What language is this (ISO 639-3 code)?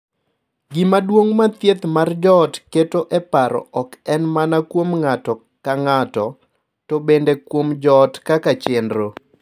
luo